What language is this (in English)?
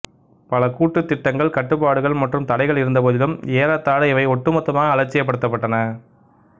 Tamil